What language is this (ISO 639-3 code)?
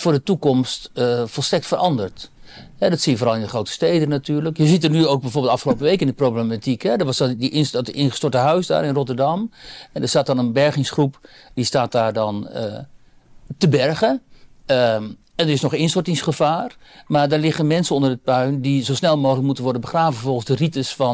nld